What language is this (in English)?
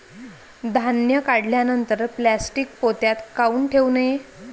Marathi